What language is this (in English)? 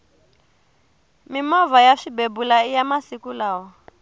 Tsonga